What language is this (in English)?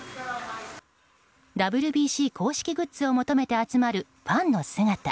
Japanese